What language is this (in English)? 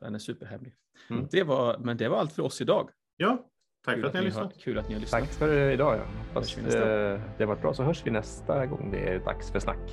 Swedish